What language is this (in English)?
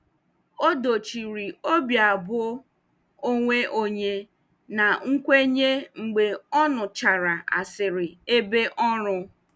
Igbo